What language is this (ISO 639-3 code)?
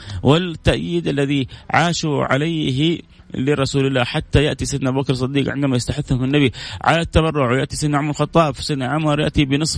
ara